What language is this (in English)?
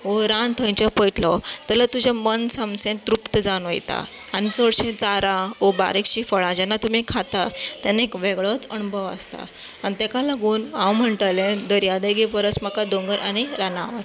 Konkani